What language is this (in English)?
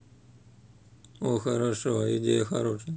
Russian